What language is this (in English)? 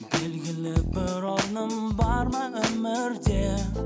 Kazakh